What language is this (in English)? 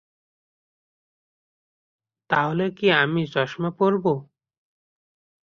Bangla